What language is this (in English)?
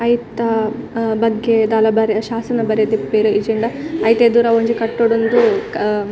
Tulu